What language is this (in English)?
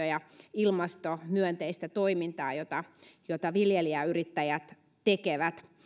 Finnish